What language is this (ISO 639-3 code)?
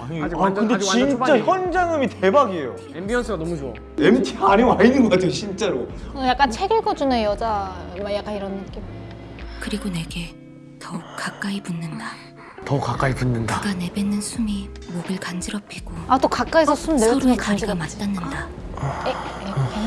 kor